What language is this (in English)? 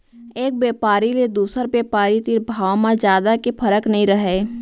Chhattisgarhi